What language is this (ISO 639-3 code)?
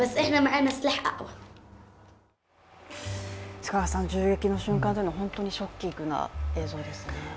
jpn